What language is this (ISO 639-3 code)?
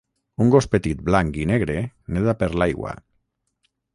cat